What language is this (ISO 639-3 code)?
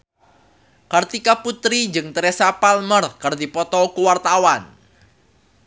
sun